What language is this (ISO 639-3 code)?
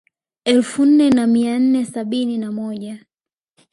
swa